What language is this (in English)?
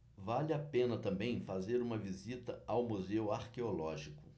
Portuguese